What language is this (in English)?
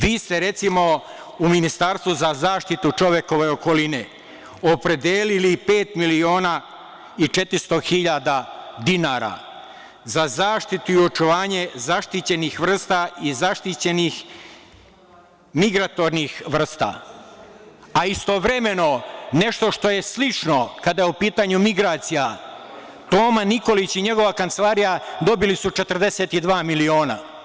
Serbian